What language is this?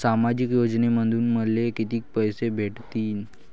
Marathi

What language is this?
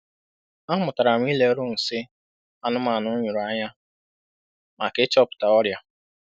Igbo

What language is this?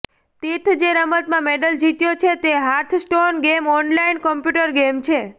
Gujarati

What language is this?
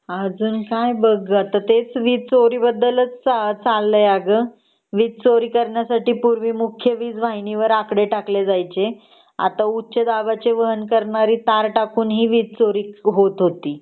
Marathi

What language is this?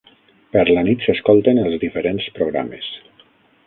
Catalan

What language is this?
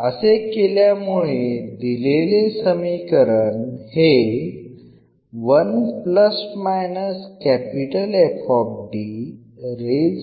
Marathi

